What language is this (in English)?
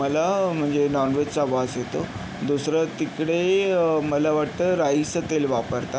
Marathi